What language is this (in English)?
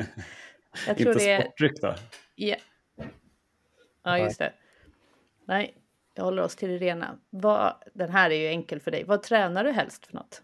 Swedish